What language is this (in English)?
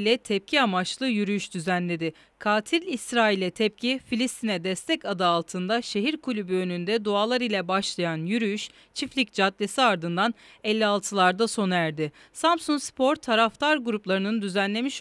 Turkish